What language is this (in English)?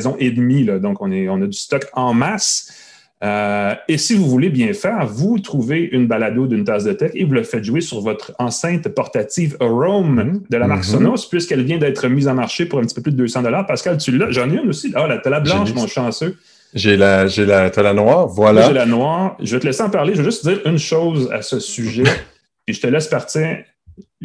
French